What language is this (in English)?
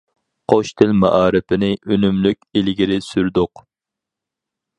Uyghur